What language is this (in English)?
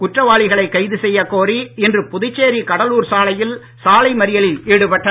Tamil